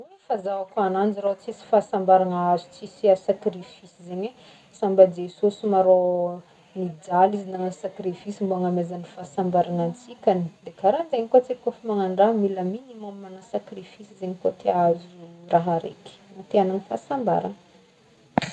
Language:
Northern Betsimisaraka Malagasy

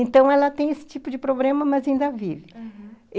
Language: Portuguese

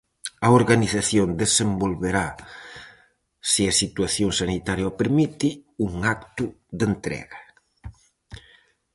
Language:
Galician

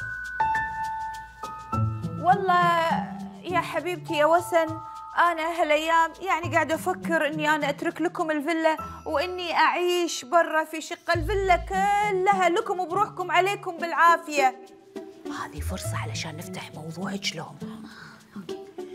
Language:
Arabic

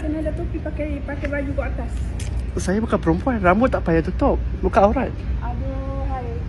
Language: Malay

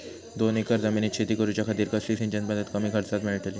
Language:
Marathi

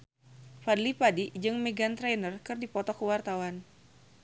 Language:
Sundanese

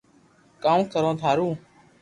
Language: Loarki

